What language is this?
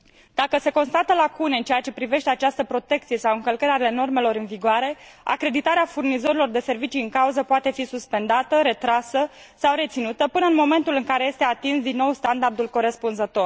Romanian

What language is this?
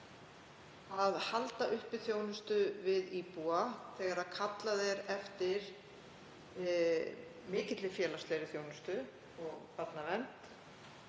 Icelandic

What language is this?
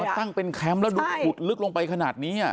Thai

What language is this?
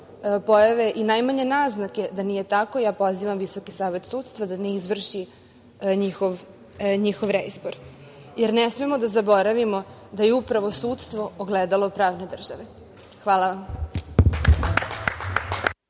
Serbian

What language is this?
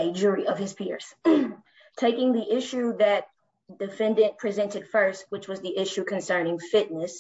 English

